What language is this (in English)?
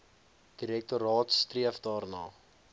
Afrikaans